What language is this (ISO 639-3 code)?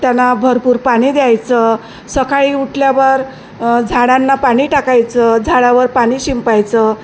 mar